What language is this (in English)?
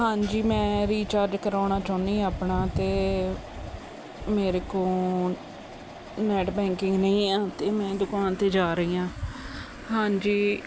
Punjabi